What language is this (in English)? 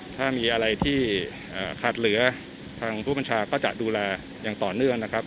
Thai